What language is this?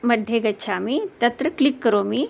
Sanskrit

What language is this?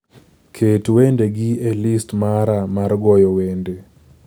Luo (Kenya and Tanzania)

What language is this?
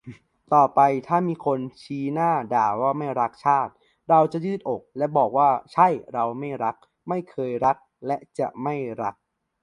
Thai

